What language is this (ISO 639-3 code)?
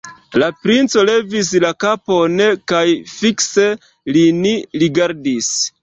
epo